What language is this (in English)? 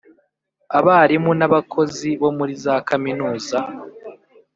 Kinyarwanda